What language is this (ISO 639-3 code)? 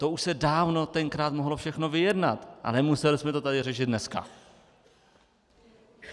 ces